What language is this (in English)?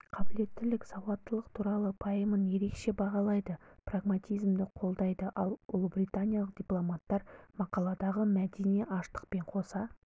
Kazakh